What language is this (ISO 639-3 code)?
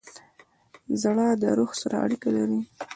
pus